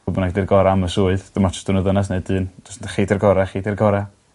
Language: Welsh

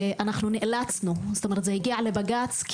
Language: Hebrew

